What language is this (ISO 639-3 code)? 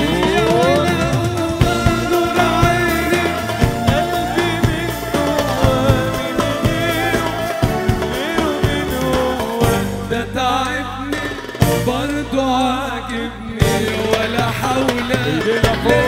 ara